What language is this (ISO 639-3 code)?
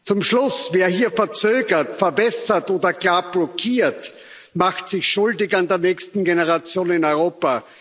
deu